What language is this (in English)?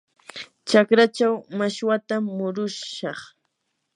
Yanahuanca Pasco Quechua